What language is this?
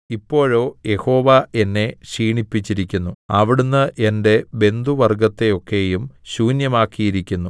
Malayalam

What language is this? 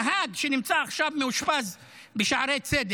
Hebrew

